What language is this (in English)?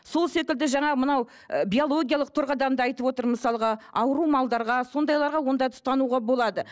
Kazakh